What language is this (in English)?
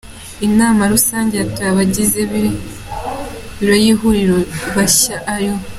Kinyarwanda